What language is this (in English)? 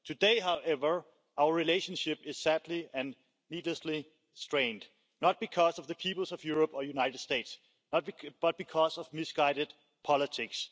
English